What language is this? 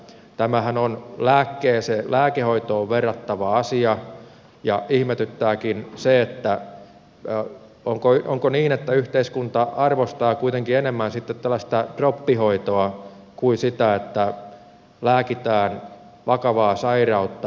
Finnish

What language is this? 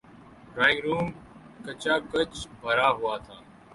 Urdu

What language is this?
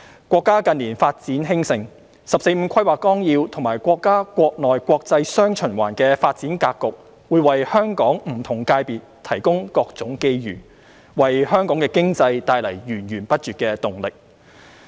Cantonese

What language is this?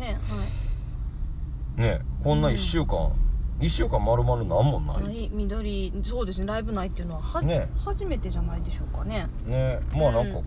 Japanese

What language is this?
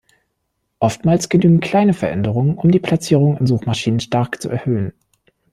German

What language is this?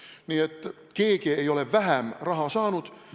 Estonian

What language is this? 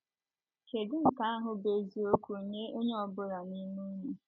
Igbo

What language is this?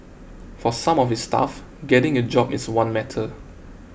English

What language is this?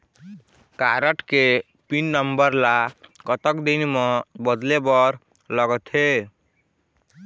Chhattisgarhi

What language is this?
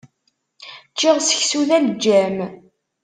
Kabyle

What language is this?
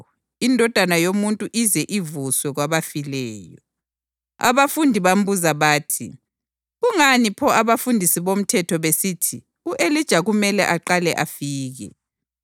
North Ndebele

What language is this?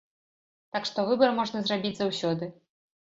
Belarusian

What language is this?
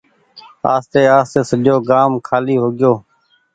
Goaria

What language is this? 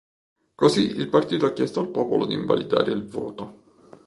Italian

